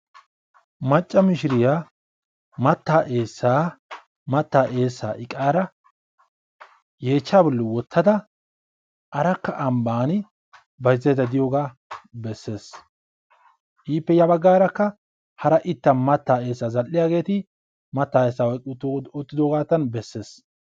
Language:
Wolaytta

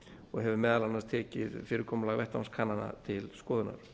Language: Icelandic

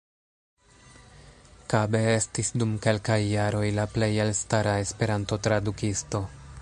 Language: Esperanto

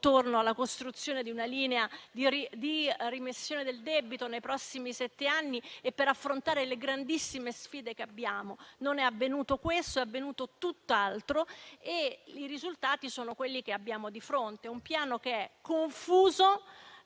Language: Italian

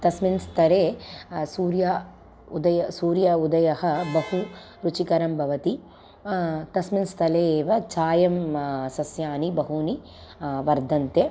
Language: Sanskrit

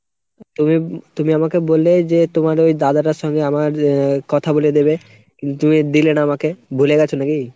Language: Bangla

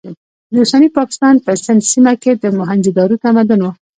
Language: Pashto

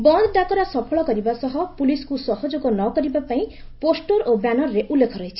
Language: Odia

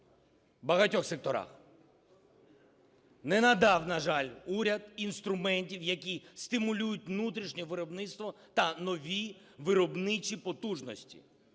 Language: Ukrainian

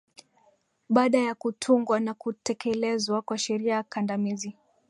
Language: Swahili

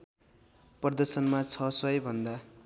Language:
Nepali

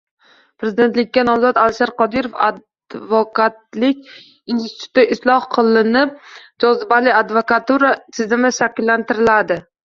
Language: Uzbek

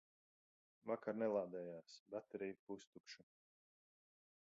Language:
Latvian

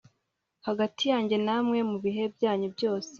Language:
Kinyarwanda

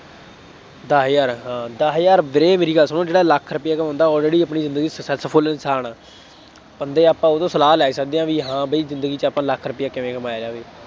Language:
Punjabi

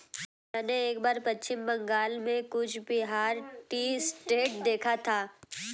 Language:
Hindi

